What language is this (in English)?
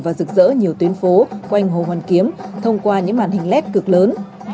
Vietnamese